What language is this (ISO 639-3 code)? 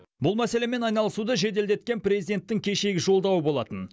kaz